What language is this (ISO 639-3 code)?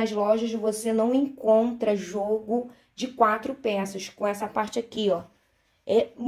por